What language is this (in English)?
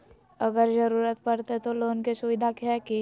Magahi